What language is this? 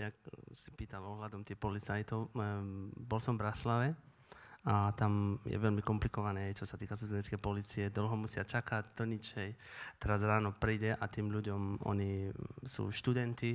Slovak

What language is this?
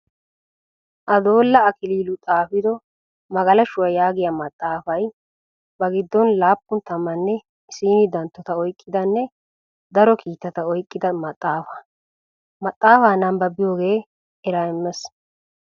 Wolaytta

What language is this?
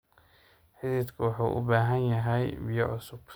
Somali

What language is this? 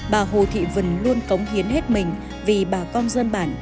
Vietnamese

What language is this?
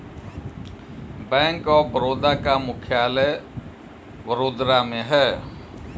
Hindi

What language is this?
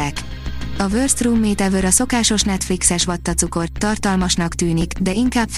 Hungarian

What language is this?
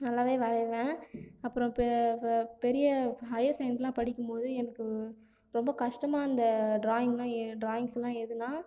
Tamil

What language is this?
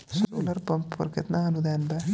Bhojpuri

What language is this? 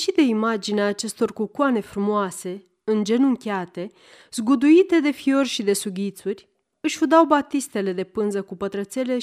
Romanian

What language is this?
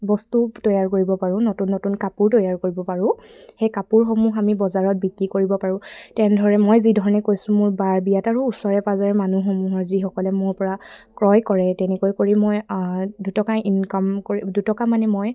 Assamese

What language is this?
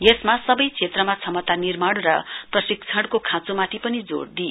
Nepali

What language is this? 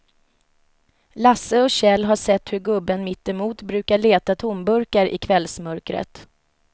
Swedish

